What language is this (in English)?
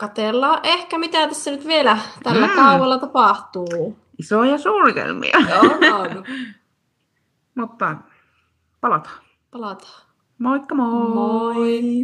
Finnish